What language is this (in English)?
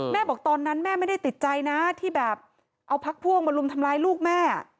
Thai